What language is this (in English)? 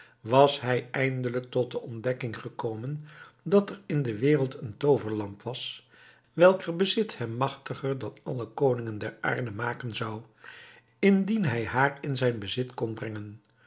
Dutch